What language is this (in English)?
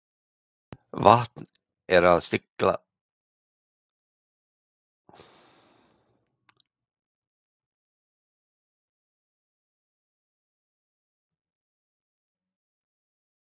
Icelandic